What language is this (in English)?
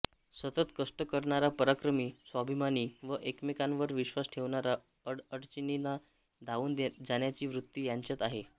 Marathi